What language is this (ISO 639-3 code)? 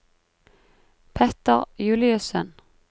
nor